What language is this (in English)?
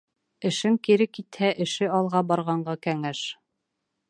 Bashkir